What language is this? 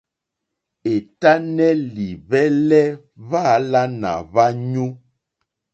Mokpwe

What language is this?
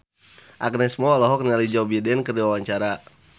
Sundanese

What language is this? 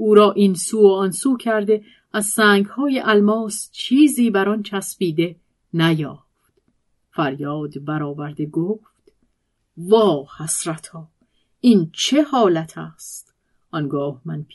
Persian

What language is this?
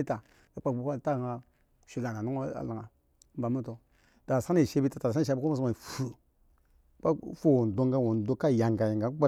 Eggon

